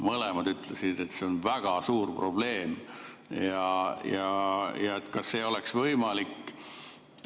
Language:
Estonian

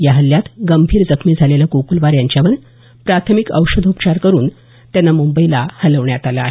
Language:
Marathi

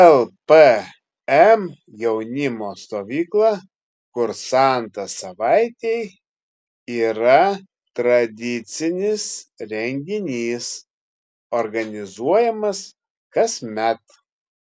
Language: Lithuanian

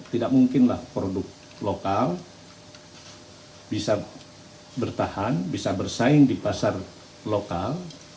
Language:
Indonesian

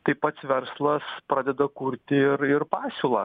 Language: Lithuanian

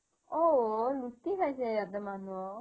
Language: Assamese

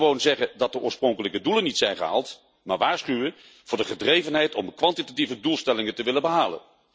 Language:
Dutch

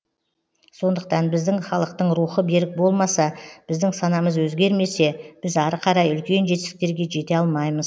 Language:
Kazakh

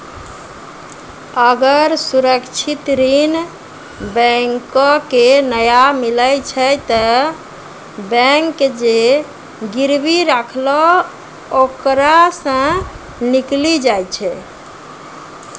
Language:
Maithili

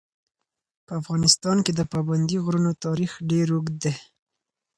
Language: Pashto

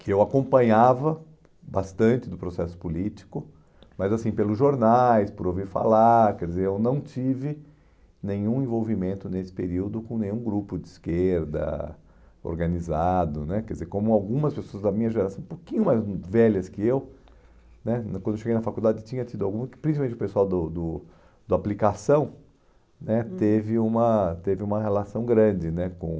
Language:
Portuguese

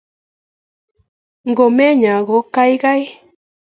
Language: Kalenjin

